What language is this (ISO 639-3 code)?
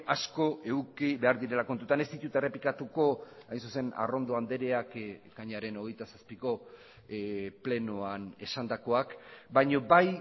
eus